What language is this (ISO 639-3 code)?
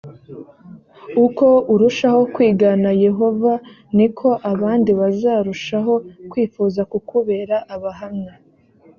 kin